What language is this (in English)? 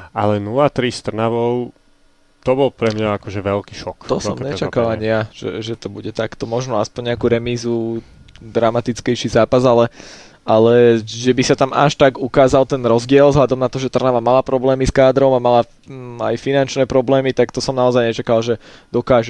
Slovak